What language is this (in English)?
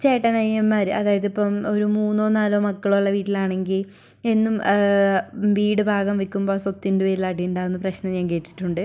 Malayalam